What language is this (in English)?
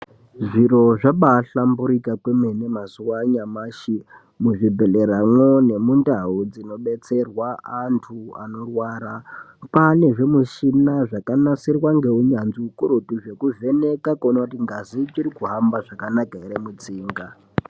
Ndau